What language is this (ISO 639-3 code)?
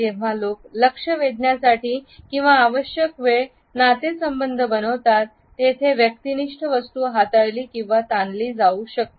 mar